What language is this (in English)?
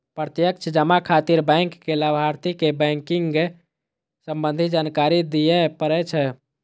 Maithili